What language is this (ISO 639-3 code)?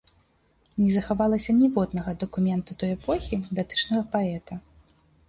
bel